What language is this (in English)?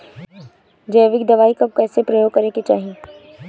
Bhojpuri